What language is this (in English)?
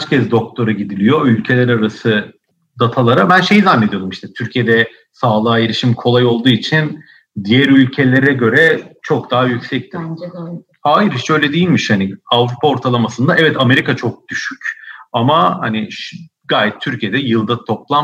Turkish